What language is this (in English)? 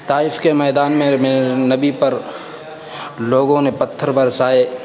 Urdu